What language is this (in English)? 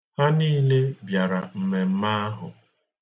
Igbo